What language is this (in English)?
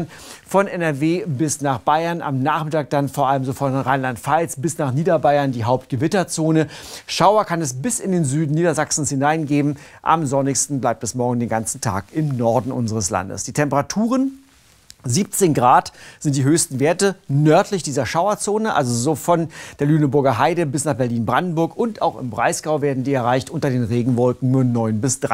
German